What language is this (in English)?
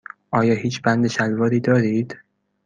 Persian